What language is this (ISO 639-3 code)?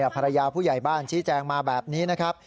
tha